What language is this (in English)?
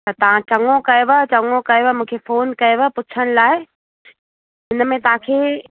Sindhi